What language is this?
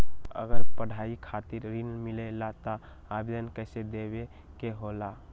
Magahi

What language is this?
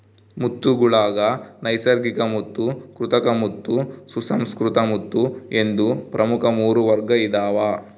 Kannada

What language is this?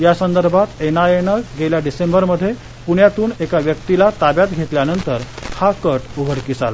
Marathi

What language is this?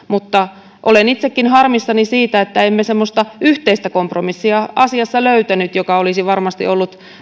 Finnish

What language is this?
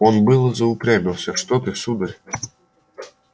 Russian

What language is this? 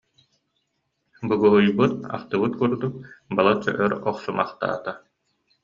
Yakut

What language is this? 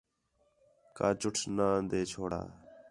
Khetrani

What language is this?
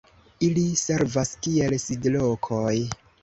Esperanto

